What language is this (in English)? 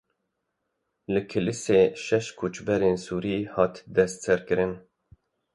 Kurdish